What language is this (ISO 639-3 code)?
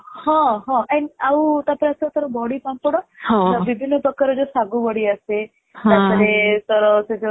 ori